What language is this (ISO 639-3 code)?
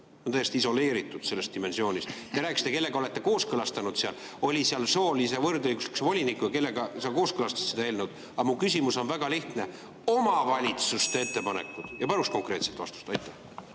est